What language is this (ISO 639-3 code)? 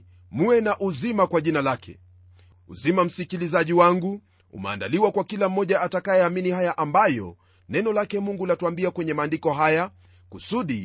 swa